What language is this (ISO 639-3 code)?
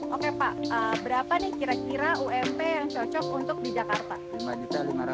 ind